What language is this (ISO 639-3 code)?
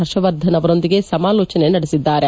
kan